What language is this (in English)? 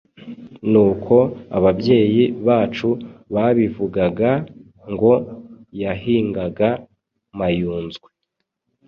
Kinyarwanda